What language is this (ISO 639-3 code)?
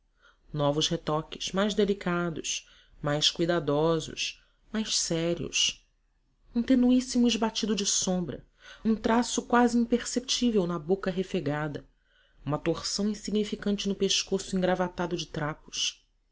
por